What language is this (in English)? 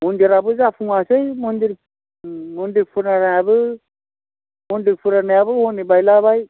Bodo